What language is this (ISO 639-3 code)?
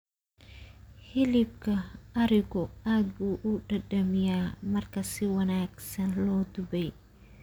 som